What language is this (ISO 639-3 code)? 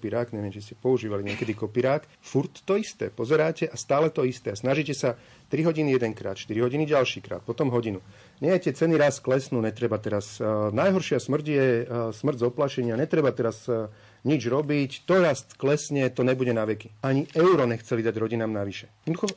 slk